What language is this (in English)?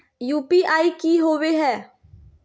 Magahi